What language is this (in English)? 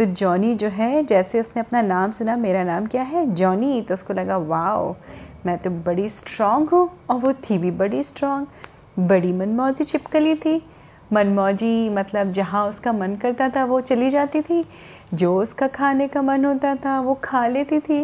Hindi